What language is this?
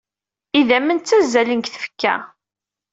Kabyle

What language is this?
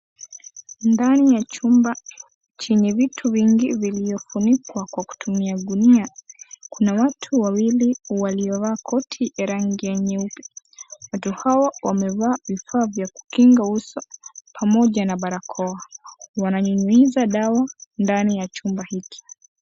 Swahili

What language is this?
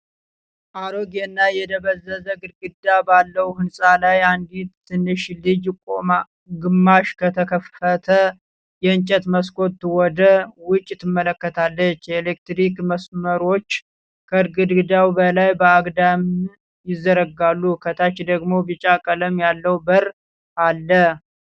Amharic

